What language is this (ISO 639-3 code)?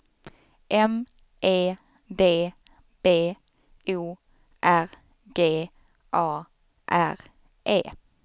swe